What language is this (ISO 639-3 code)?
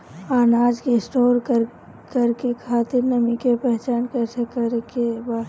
bho